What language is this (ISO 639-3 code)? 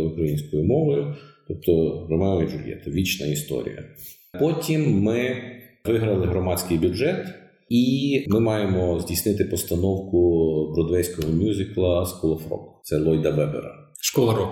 ukr